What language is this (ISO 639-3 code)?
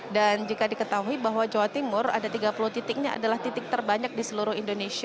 ind